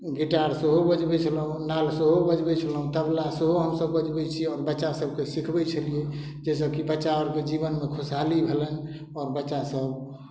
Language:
Maithili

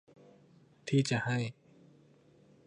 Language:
Thai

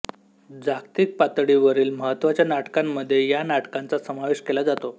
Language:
Marathi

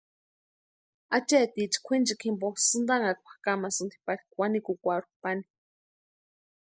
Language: Western Highland Purepecha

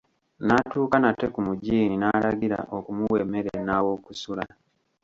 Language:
Ganda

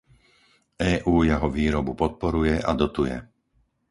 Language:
Slovak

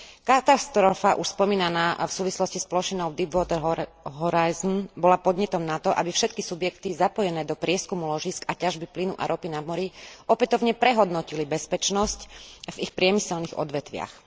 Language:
Slovak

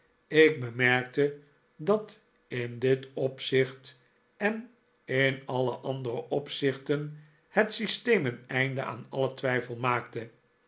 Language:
Dutch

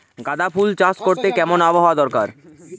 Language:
Bangla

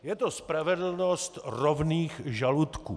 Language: Czech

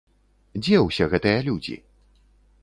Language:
Belarusian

